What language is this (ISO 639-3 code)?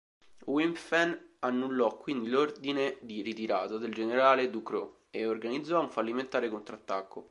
ita